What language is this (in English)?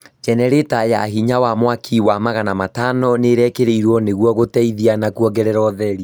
Kikuyu